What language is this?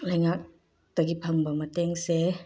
Manipuri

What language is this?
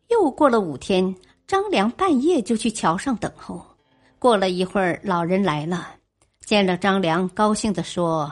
Chinese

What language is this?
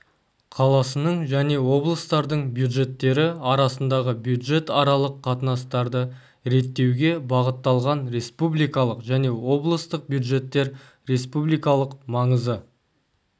Kazakh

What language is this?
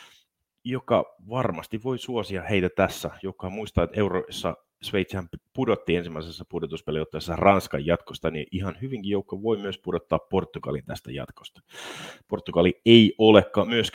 Finnish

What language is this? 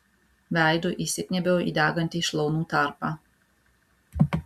Lithuanian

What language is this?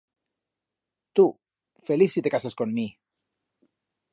Aragonese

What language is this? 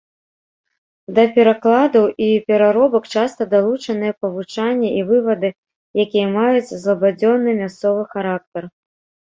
Belarusian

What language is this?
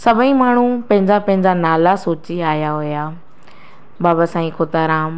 Sindhi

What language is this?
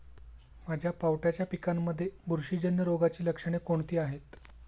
Marathi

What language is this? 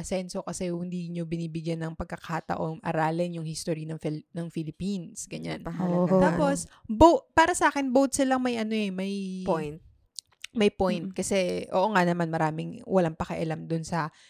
Filipino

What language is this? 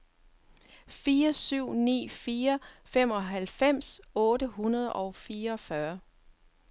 Danish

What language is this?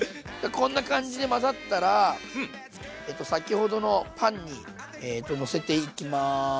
Japanese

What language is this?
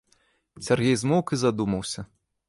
Belarusian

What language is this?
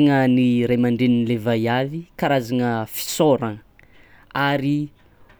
Tsimihety Malagasy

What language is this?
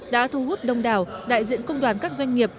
Vietnamese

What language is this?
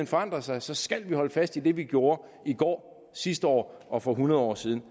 Danish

